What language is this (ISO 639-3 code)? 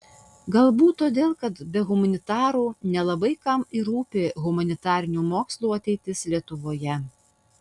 lit